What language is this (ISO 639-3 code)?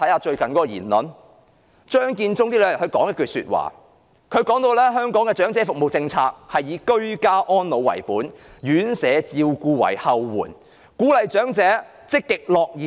yue